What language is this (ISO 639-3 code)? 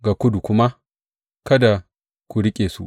hau